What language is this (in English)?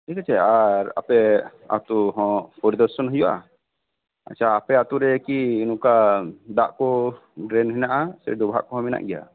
Santali